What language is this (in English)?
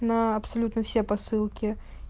Russian